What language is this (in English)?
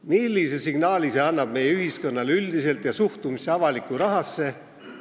Estonian